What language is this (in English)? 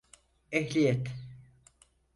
Turkish